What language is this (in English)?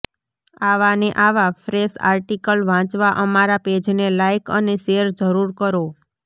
Gujarati